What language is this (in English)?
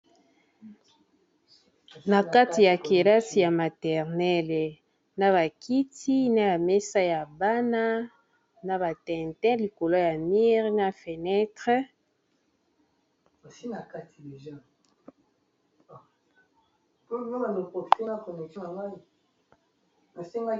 Lingala